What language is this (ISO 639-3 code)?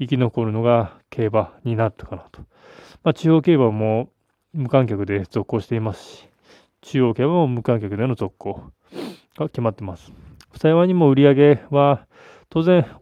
jpn